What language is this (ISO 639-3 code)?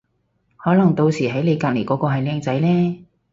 yue